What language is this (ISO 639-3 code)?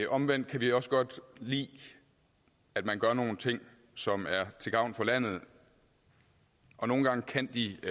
dan